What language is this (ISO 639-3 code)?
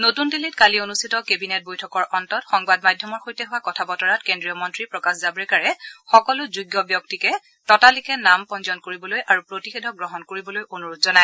asm